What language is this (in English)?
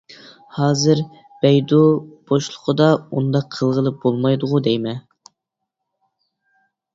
Uyghur